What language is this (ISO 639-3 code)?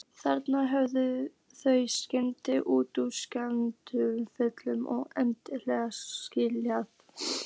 isl